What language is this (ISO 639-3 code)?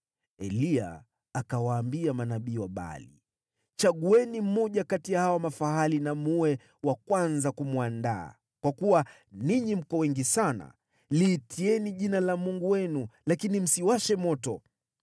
swa